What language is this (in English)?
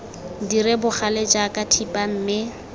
Tswana